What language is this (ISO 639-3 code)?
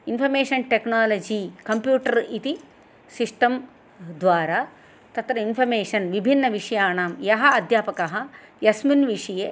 san